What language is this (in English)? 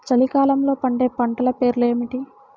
Telugu